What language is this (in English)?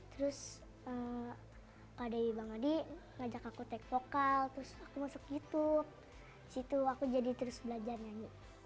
Indonesian